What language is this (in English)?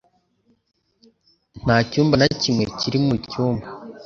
Kinyarwanda